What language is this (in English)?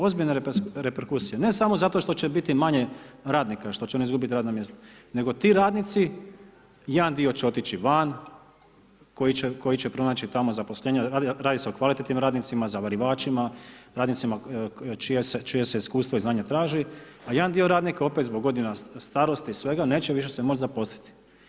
Croatian